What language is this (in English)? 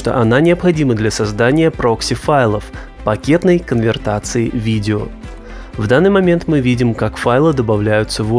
Russian